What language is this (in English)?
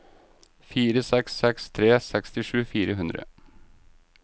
Norwegian